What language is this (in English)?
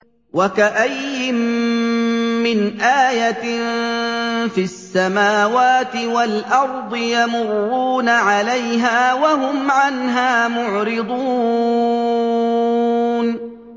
Arabic